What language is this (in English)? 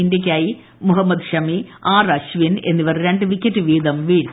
Malayalam